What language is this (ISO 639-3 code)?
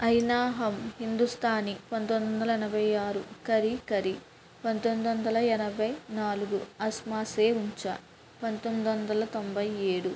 tel